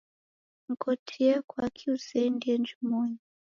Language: Taita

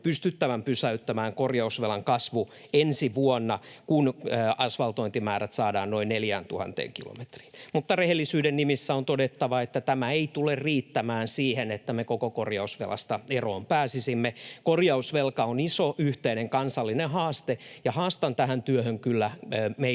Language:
Finnish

